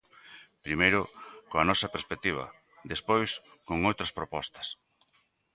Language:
Galician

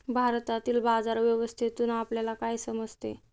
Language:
Marathi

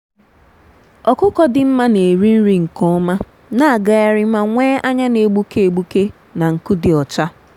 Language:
Igbo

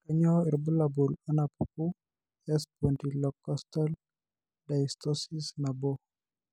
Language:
Masai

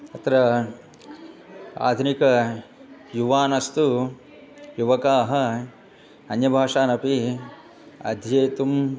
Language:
Sanskrit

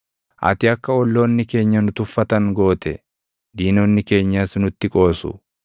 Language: Oromo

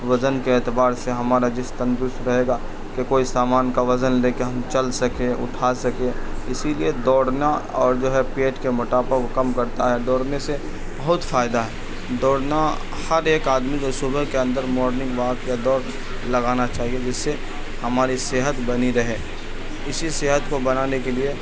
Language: Urdu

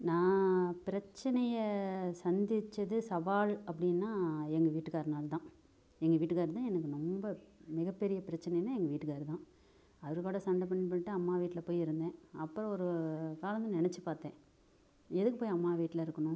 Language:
Tamil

